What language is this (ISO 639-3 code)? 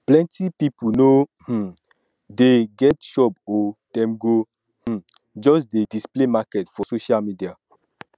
pcm